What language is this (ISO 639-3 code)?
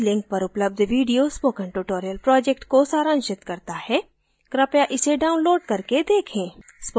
hin